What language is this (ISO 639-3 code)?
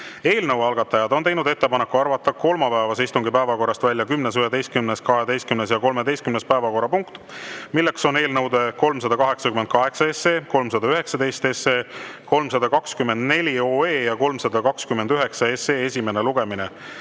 est